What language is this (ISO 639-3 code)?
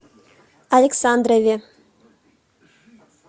rus